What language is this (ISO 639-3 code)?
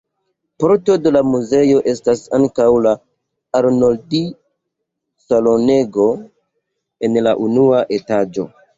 epo